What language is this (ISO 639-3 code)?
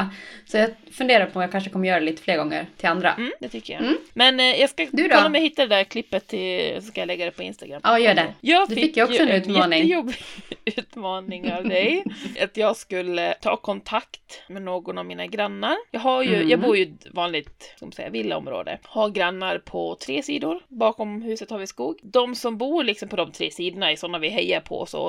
swe